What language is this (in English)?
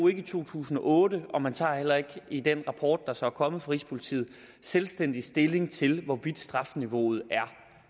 Danish